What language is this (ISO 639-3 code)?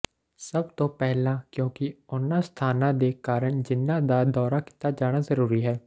pan